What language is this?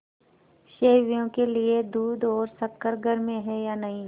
Hindi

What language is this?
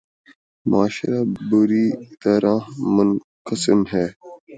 Urdu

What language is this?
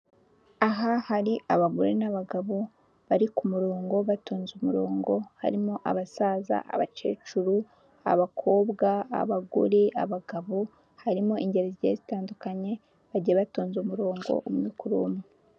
Kinyarwanda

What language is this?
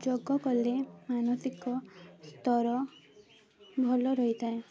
Odia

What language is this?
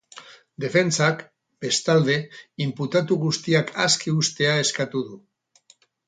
Basque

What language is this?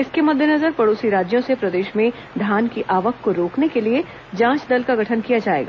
Hindi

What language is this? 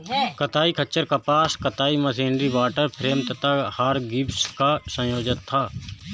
Hindi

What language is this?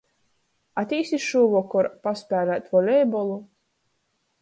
Latgalian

